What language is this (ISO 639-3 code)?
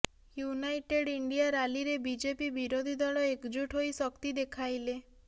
ori